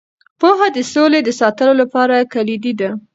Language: Pashto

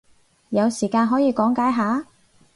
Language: Cantonese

